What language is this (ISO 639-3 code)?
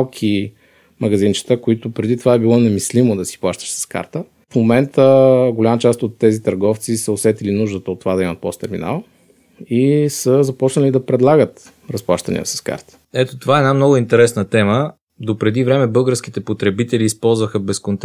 bul